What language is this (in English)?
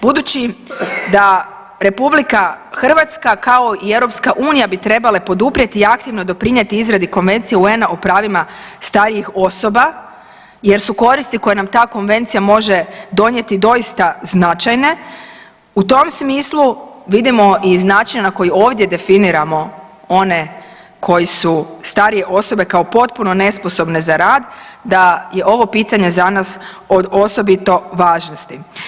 Croatian